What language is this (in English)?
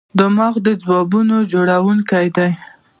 Pashto